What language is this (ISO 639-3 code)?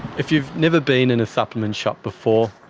eng